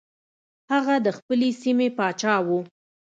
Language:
Pashto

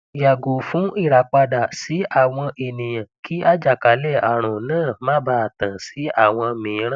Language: Yoruba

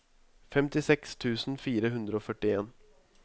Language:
Norwegian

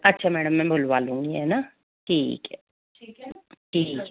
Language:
Hindi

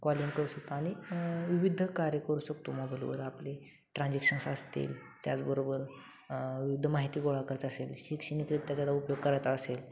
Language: Marathi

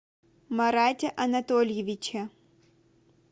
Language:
Russian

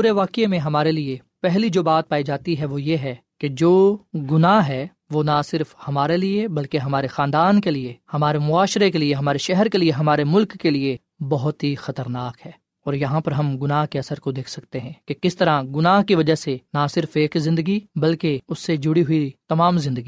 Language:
Urdu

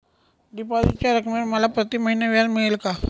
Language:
Marathi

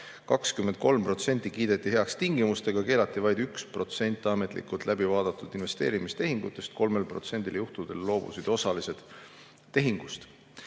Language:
Estonian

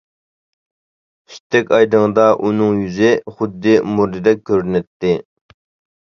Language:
Uyghur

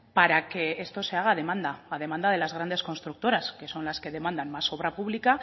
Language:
Spanish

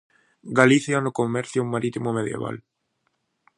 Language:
Galician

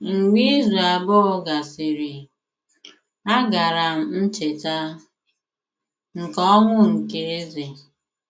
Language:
Igbo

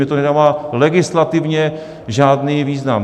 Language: Czech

